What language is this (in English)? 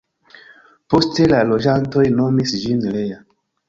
Esperanto